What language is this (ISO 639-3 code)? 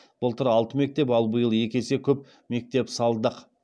kaz